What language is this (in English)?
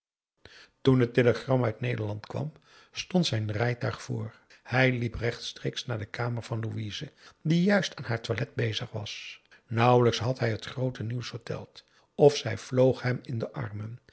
Dutch